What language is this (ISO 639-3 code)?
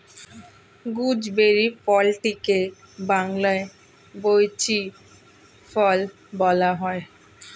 ben